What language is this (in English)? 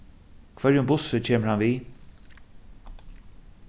Faroese